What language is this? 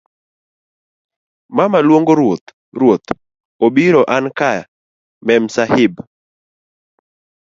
Luo (Kenya and Tanzania)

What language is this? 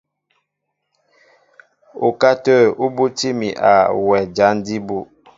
Mbo (Cameroon)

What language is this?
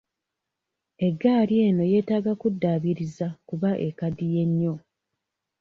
Ganda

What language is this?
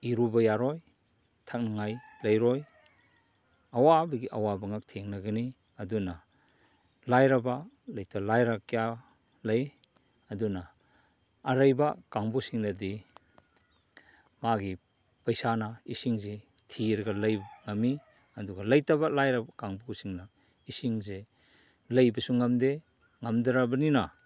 Manipuri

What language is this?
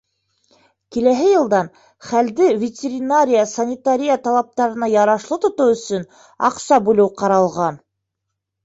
Bashkir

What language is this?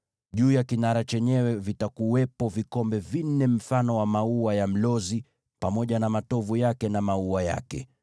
Swahili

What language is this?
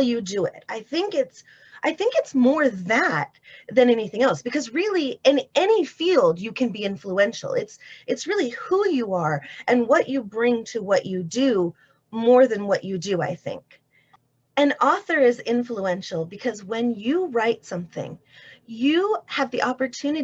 English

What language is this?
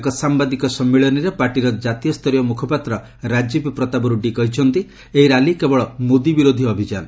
Odia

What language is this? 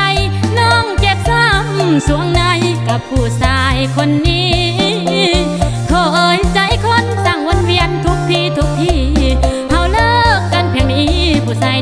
Thai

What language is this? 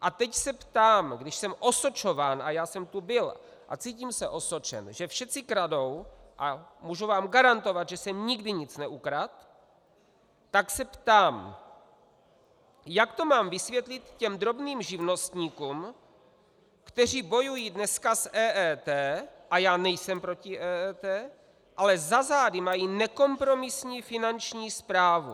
Czech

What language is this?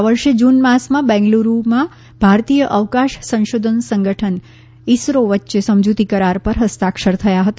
Gujarati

